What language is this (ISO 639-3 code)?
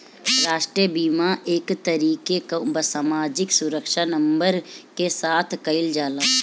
bho